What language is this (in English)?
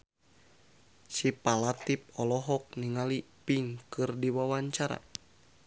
Sundanese